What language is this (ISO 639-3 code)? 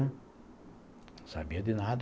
por